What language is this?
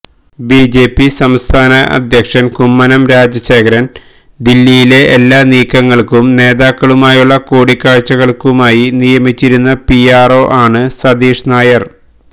Malayalam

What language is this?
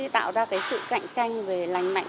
Vietnamese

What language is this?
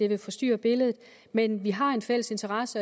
Danish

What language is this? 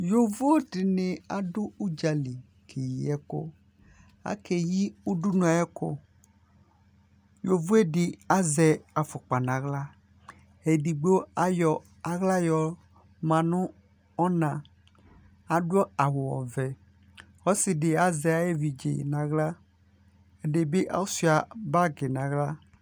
Ikposo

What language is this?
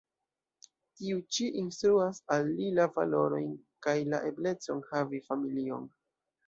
Esperanto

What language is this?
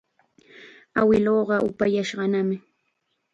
Chiquián Ancash Quechua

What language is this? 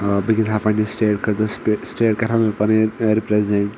Kashmiri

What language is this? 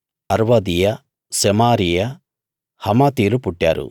Telugu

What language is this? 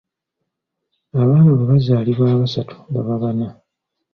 Ganda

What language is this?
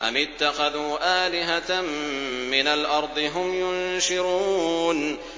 Arabic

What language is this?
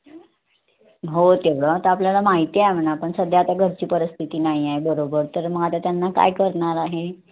Marathi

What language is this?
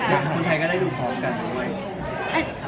Thai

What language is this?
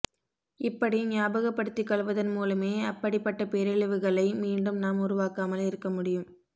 Tamil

